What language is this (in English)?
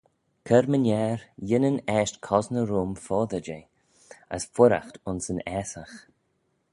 Manx